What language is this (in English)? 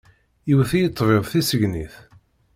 Kabyle